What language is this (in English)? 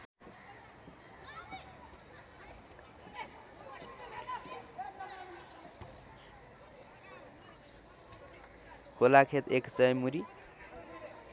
Nepali